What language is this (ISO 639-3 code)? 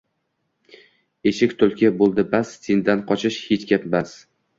uzb